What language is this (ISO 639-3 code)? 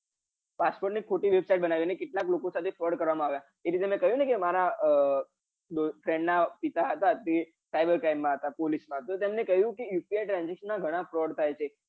guj